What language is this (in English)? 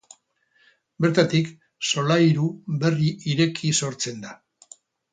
Basque